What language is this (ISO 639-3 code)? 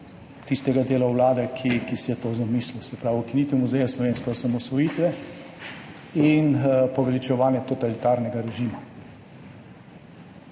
slv